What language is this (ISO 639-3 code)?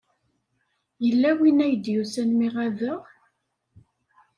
kab